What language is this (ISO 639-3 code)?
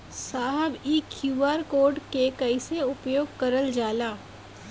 bho